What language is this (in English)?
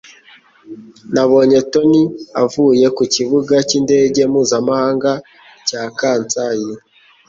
Kinyarwanda